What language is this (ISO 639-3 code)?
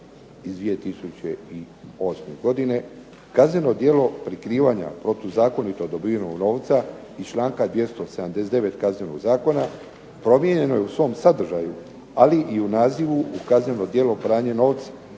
hrv